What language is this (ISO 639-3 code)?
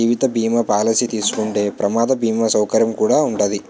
tel